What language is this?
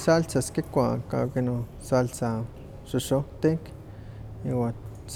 Huaxcaleca Nahuatl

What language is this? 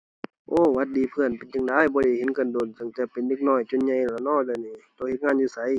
Thai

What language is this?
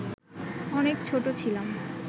Bangla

